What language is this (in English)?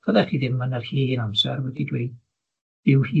Welsh